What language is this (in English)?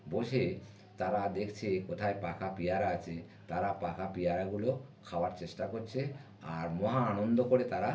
Bangla